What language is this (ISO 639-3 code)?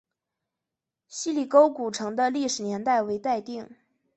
zho